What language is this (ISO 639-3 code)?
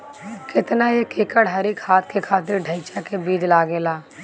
bho